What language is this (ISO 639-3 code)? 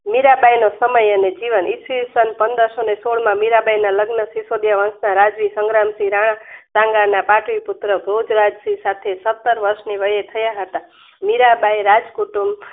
guj